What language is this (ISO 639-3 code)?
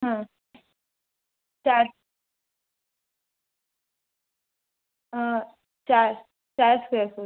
mar